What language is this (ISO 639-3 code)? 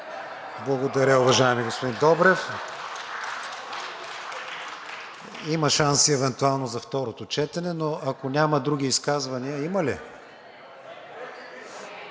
bul